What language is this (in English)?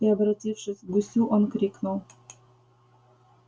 Russian